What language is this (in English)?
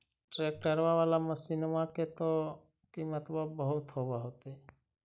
Magahi